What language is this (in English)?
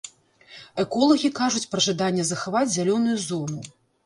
Belarusian